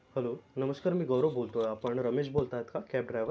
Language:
Marathi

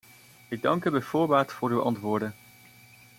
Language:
Dutch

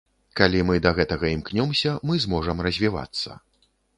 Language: Belarusian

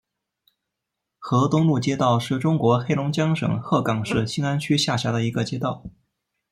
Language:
Chinese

